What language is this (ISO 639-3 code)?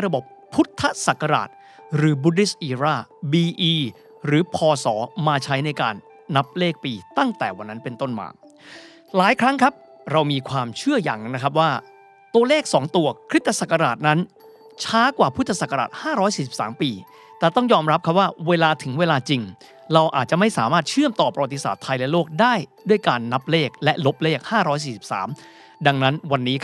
tha